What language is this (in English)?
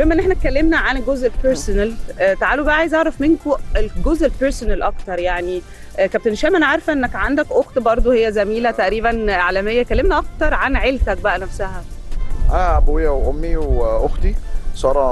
Arabic